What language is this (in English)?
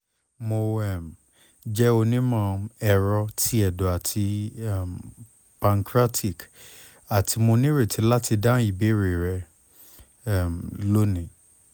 Yoruba